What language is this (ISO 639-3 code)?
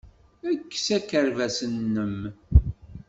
kab